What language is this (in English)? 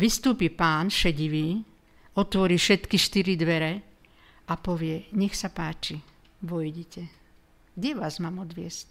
Slovak